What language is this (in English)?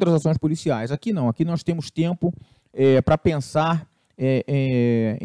Portuguese